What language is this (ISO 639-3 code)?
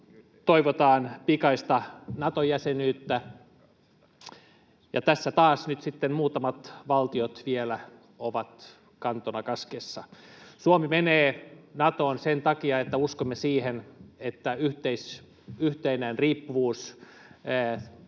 fin